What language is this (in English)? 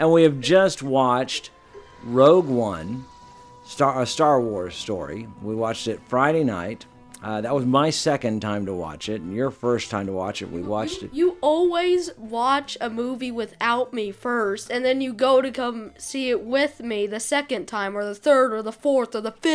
English